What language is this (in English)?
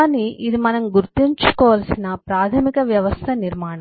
Telugu